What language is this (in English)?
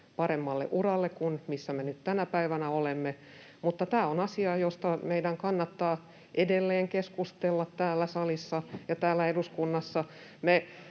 Finnish